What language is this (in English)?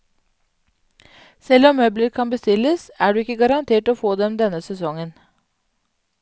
Norwegian